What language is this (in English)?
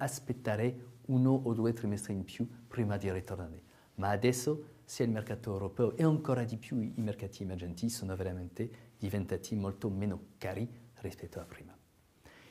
Italian